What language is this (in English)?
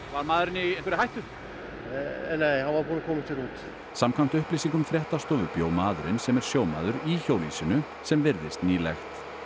Icelandic